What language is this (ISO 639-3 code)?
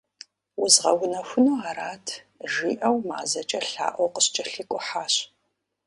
kbd